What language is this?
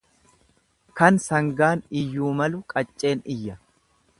Oromo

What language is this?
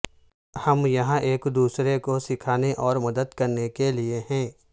Urdu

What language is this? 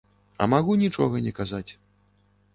Belarusian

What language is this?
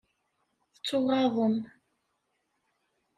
Kabyle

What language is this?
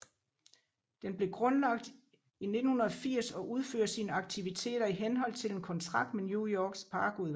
Danish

